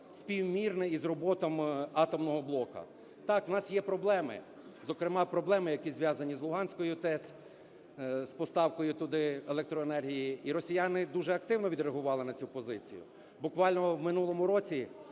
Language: Ukrainian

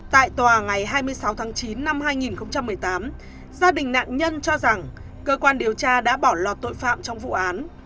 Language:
Vietnamese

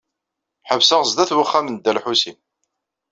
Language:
Kabyle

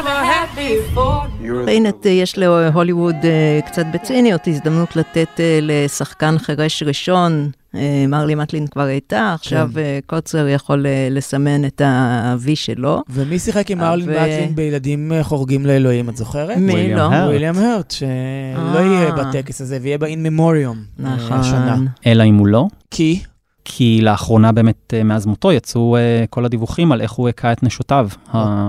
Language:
Hebrew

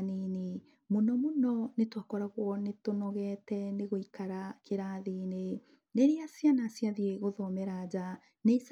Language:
Kikuyu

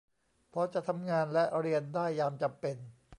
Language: Thai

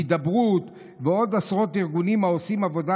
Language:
Hebrew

